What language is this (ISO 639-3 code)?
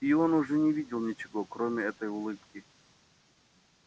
rus